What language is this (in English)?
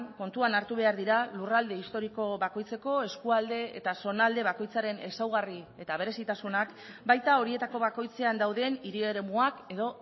Basque